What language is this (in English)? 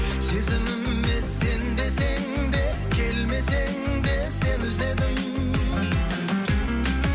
Kazakh